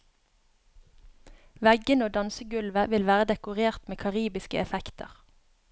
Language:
Norwegian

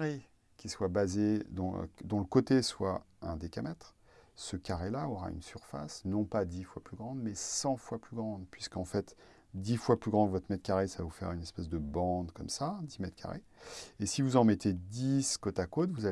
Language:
French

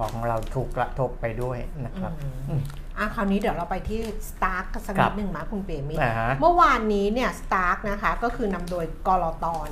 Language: Thai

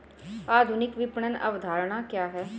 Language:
Hindi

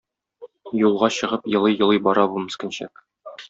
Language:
Tatar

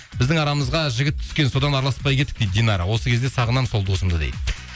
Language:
Kazakh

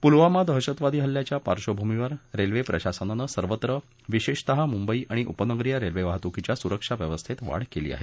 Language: Marathi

